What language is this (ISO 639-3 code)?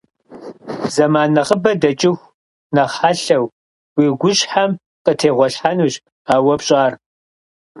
kbd